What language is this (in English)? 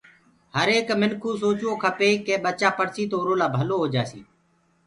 Gurgula